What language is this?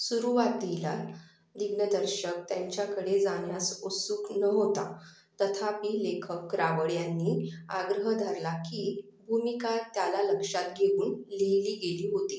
Marathi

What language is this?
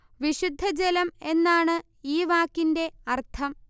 Malayalam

